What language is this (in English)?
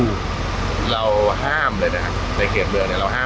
Thai